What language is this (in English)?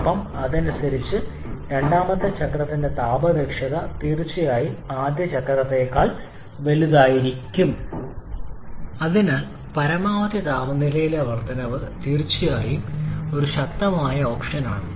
Malayalam